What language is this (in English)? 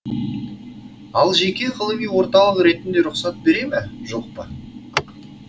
Kazakh